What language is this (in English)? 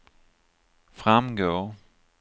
Swedish